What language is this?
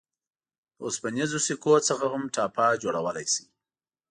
Pashto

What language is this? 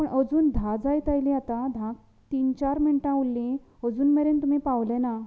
Konkani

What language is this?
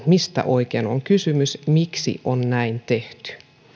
Finnish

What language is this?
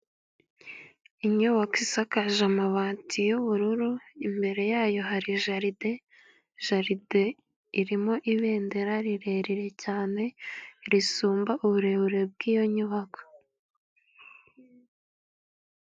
Kinyarwanda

